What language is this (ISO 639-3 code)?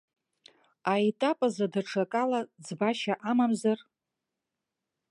abk